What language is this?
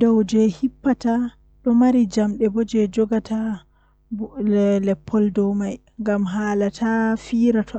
Western Niger Fulfulde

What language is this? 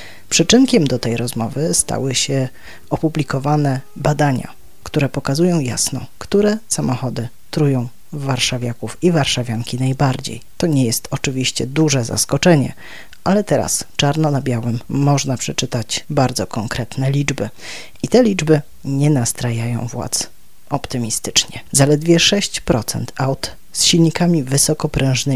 Polish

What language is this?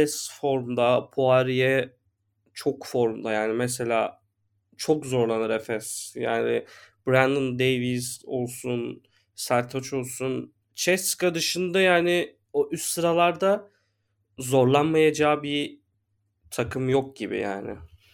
Turkish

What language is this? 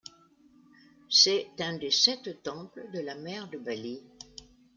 French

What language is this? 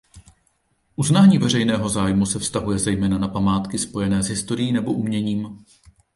Czech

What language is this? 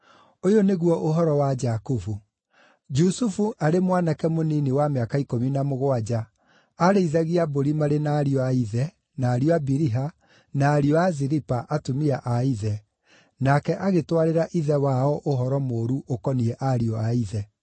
Kikuyu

